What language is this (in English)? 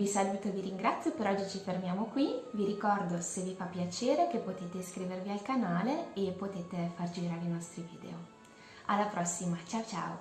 Italian